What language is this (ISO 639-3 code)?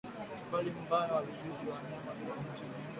swa